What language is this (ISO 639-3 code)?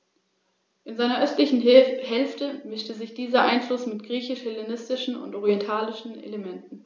deu